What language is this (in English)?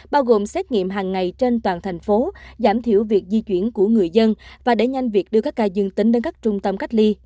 Vietnamese